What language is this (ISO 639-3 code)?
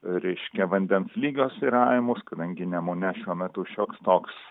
lit